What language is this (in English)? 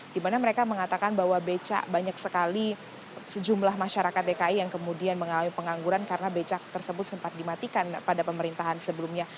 Indonesian